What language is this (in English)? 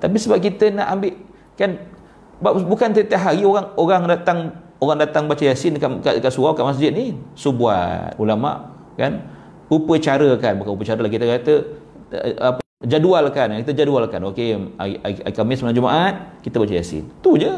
Malay